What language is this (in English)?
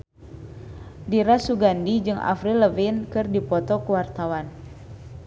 Sundanese